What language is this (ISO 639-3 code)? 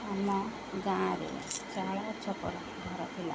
ori